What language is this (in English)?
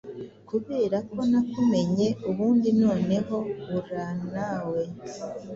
Kinyarwanda